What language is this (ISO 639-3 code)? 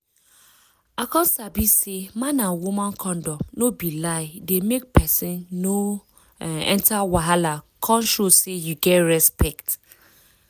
pcm